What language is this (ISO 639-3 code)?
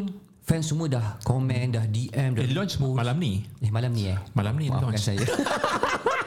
msa